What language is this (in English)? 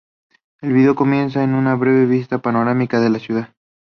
Spanish